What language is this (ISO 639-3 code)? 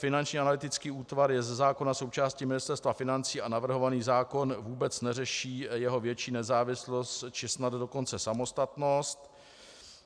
ces